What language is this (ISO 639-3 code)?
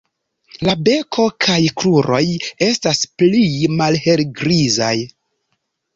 epo